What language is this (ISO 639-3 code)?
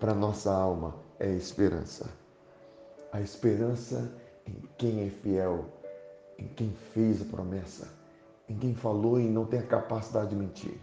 por